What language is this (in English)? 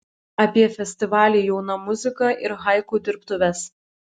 Lithuanian